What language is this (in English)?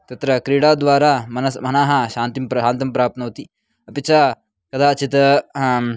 Sanskrit